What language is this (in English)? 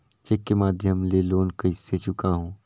Chhattisgarhi